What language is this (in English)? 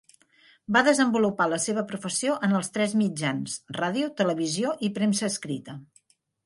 Catalan